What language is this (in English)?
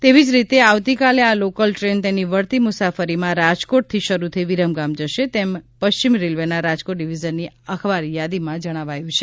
Gujarati